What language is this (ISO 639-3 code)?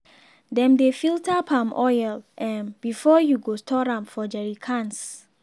pcm